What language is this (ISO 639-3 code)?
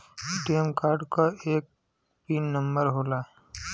bho